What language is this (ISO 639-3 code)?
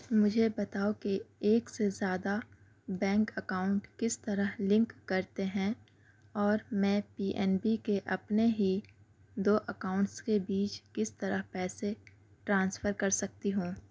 urd